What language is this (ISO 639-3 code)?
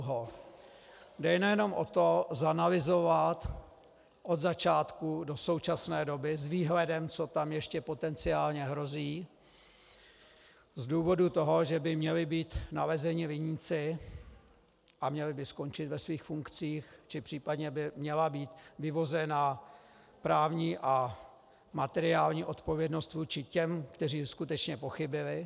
ces